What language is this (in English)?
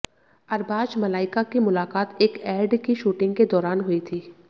Hindi